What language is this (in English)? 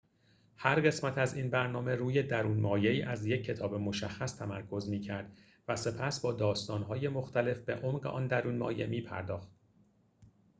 Persian